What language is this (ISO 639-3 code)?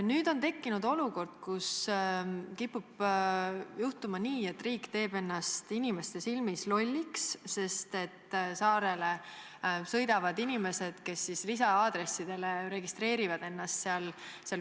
est